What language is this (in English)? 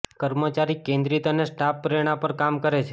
Gujarati